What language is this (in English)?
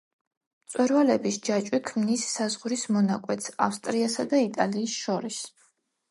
Georgian